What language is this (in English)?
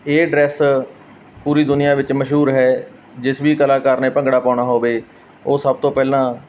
Punjabi